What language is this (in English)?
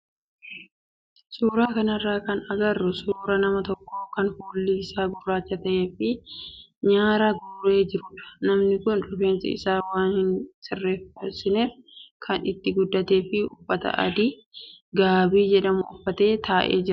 Oromo